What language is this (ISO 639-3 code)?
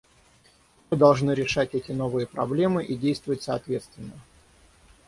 rus